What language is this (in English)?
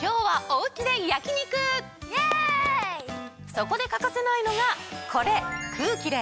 Japanese